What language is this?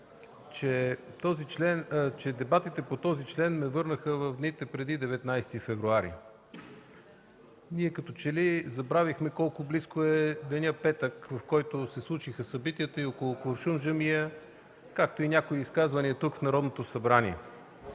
Bulgarian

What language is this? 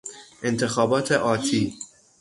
Persian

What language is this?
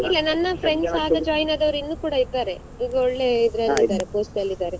Kannada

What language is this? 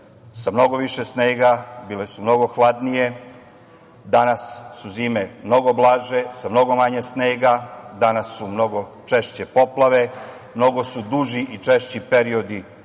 Serbian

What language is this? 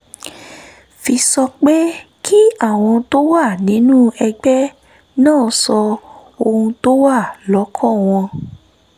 Yoruba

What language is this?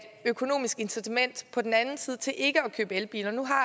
Danish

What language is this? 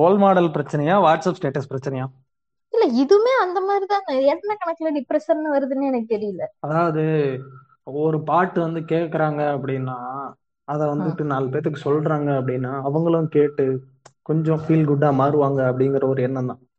Tamil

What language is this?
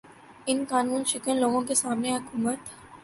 Urdu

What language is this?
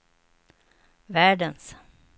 Swedish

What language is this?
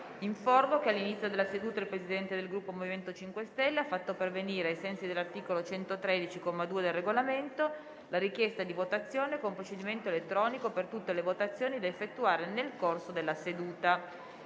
Italian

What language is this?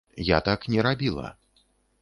Belarusian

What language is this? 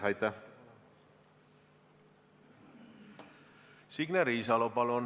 Estonian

